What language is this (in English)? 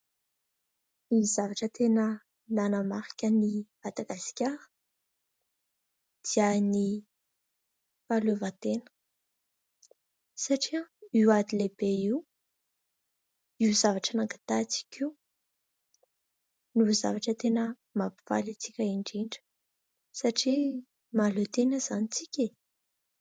Malagasy